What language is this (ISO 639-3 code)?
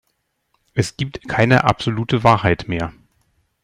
deu